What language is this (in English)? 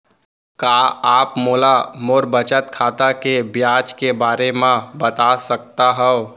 Chhattisgarhi